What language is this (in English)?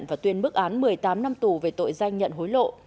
Vietnamese